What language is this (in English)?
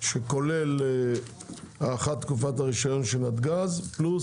Hebrew